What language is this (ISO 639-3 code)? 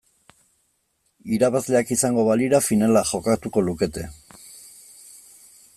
eus